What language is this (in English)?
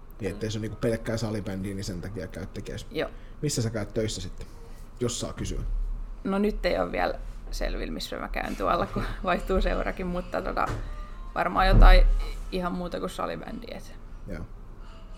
Finnish